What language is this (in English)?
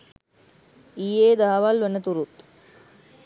Sinhala